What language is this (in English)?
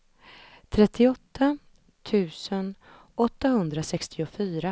Swedish